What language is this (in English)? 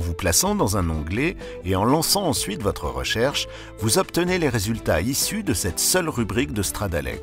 French